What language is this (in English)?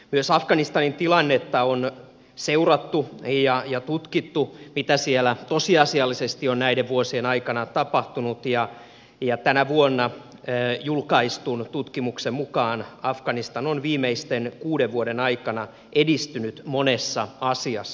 Finnish